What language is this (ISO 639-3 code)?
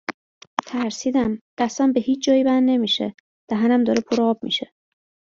fas